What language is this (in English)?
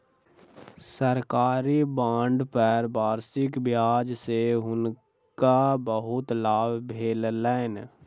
Maithili